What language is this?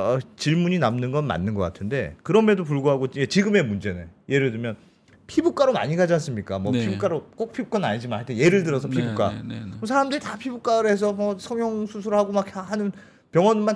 Korean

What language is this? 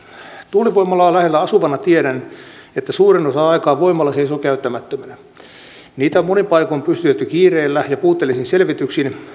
Finnish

